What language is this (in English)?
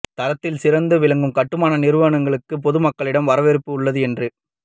Tamil